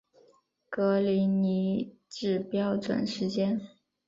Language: Chinese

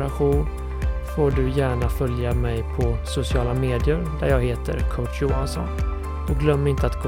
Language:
Swedish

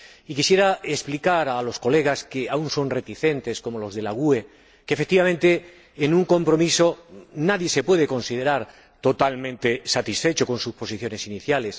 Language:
Spanish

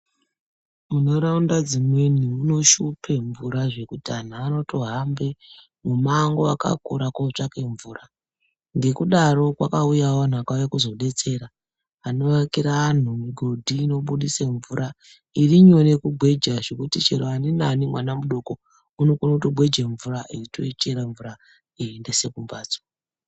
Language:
Ndau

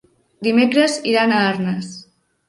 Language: Catalan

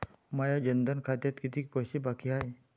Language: Marathi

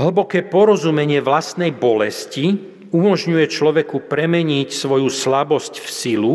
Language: Slovak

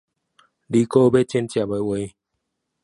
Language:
Chinese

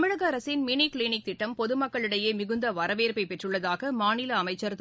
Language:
Tamil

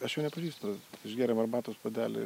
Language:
Lithuanian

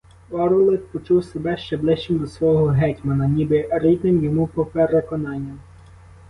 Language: Ukrainian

